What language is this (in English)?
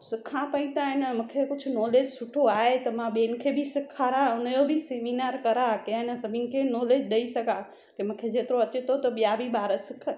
Sindhi